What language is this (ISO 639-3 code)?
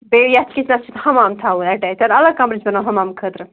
kas